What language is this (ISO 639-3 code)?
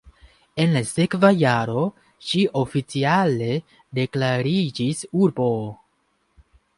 epo